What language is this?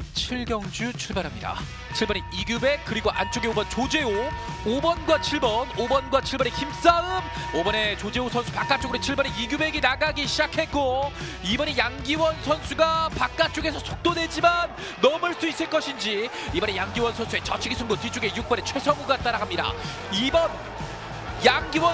Korean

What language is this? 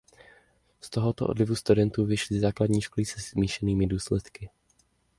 Czech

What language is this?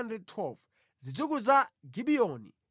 Nyanja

